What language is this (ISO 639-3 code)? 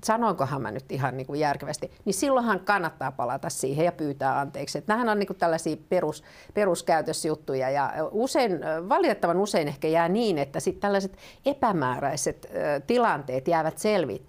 fin